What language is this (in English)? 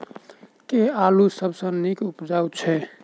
Maithili